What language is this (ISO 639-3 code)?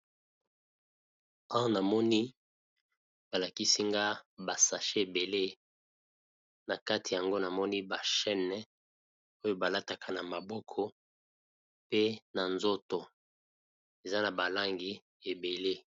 lin